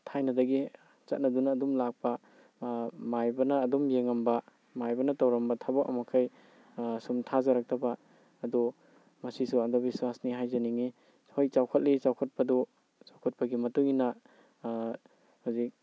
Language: Manipuri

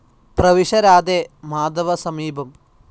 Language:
Malayalam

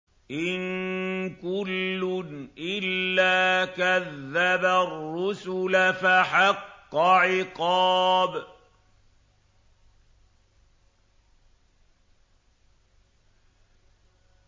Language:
Arabic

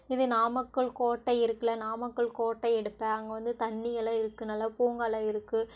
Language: Tamil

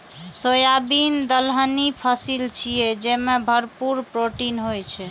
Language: Maithili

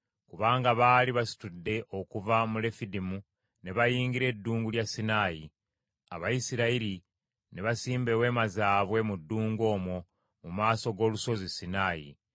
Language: Ganda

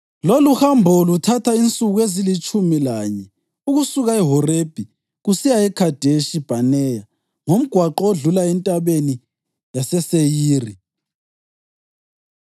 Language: North Ndebele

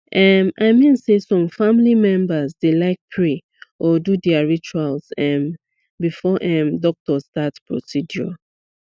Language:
Nigerian Pidgin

